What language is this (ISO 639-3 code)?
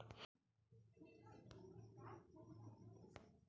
mai